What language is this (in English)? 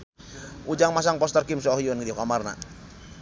Sundanese